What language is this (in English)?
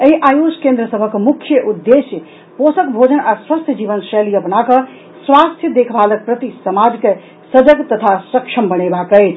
Maithili